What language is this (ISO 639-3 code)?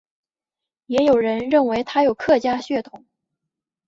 zho